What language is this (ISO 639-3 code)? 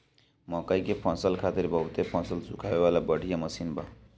bho